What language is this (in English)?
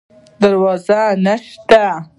Pashto